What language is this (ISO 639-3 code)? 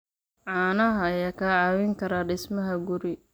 som